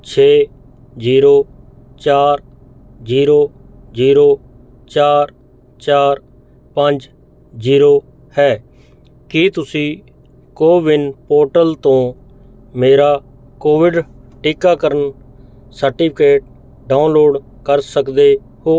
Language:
Punjabi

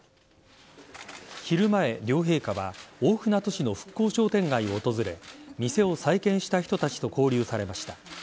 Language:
Japanese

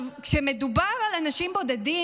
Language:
Hebrew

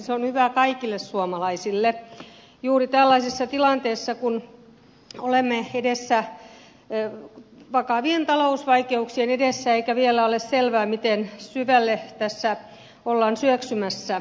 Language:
Finnish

